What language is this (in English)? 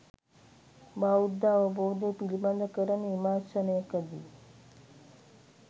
Sinhala